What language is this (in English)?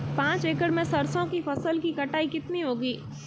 Hindi